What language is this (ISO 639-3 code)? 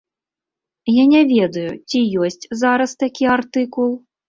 bel